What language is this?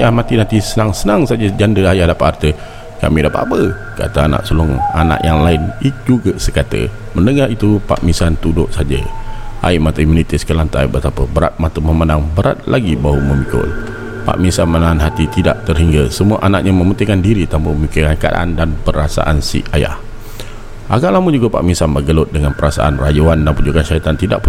Malay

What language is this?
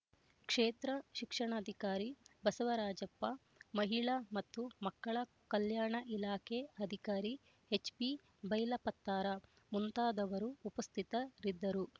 Kannada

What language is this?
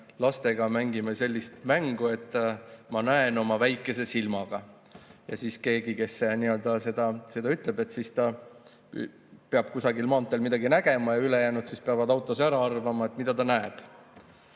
Estonian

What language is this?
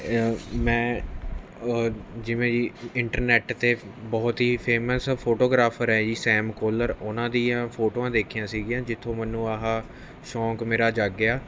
Punjabi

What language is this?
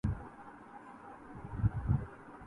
Urdu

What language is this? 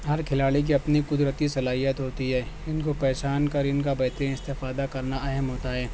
Urdu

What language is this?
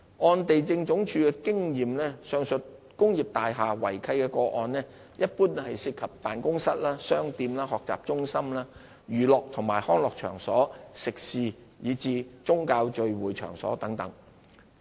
Cantonese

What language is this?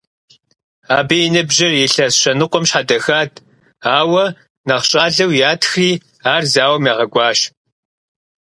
Kabardian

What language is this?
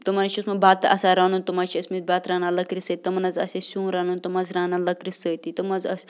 Kashmiri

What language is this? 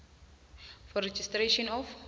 South Ndebele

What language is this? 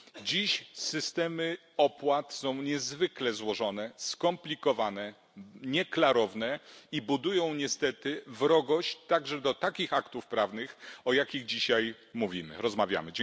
Polish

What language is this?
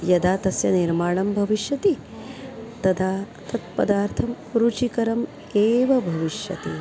Sanskrit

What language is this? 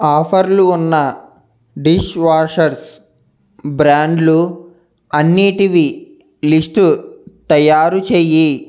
Telugu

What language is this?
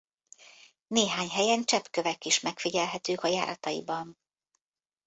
Hungarian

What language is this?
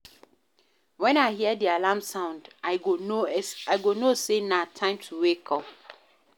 Nigerian Pidgin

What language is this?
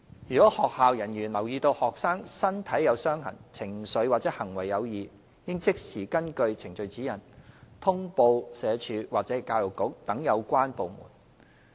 Cantonese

